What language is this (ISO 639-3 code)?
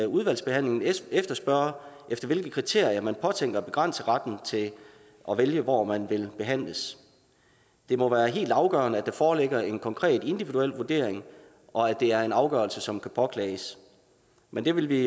dan